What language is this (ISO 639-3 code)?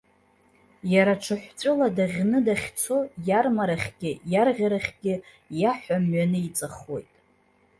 abk